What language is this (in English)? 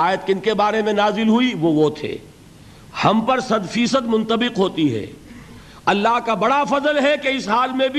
Urdu